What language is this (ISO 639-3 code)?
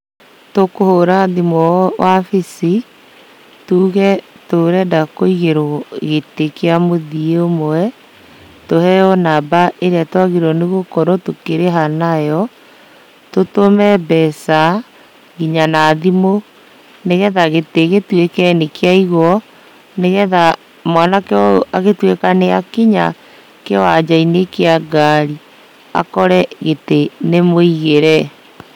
kik